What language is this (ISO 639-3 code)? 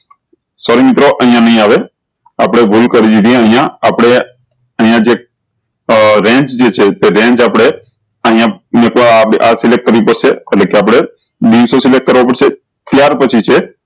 guj